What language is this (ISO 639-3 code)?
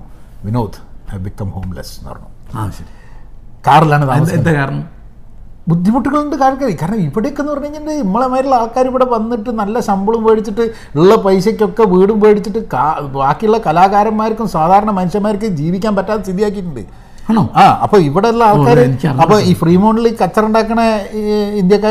mal